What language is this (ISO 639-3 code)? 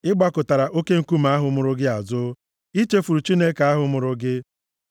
ibo